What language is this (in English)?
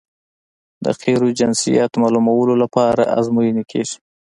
Pashto